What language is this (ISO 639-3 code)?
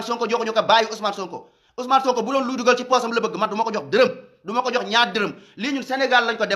ind